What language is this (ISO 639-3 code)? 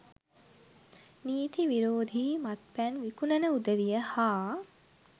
sin